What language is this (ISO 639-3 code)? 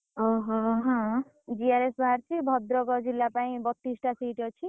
ori